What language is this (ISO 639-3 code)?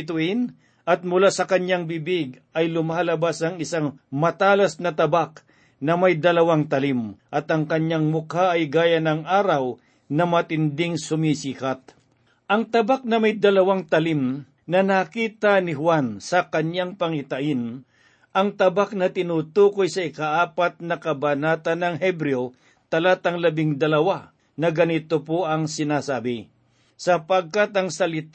fil